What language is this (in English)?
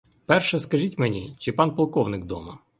Ukrainian